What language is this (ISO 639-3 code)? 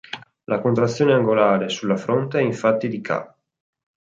ita